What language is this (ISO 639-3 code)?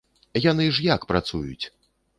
bel